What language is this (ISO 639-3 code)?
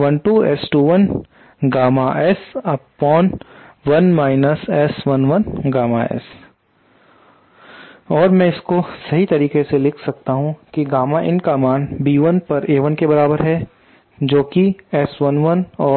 hin